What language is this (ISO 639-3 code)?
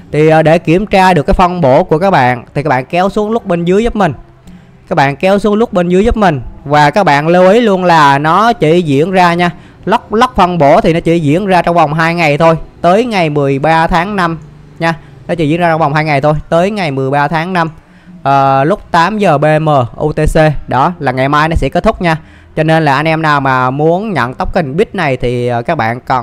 vie